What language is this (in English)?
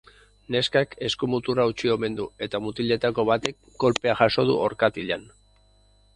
Basque